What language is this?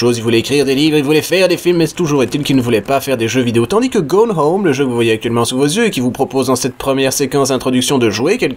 French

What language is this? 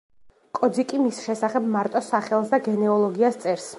Georgian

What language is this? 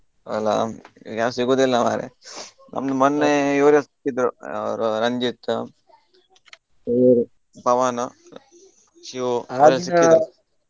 Kannada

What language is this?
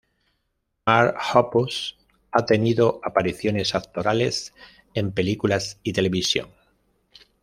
Spanish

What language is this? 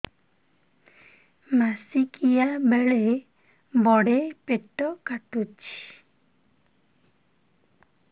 Odia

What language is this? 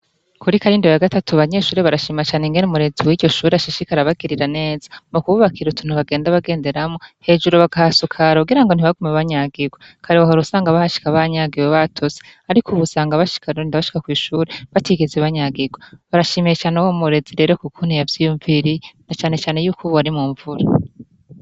Rundi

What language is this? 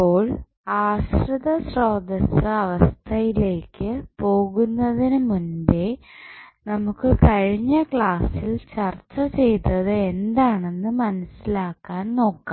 Malayalam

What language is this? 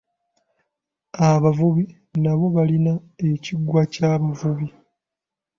Ganda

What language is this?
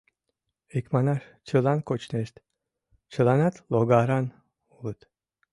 Mari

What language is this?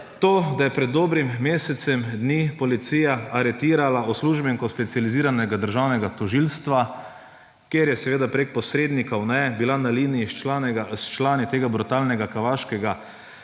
Slovenian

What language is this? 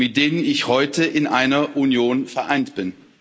German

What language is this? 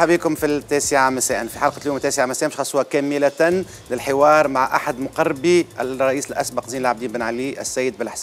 Arabic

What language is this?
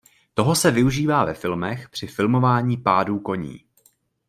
Czech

